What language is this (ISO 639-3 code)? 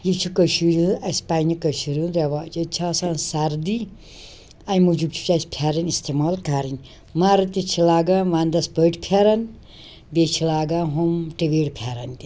kas